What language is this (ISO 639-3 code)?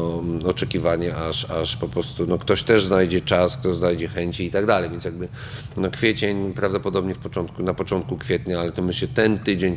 pol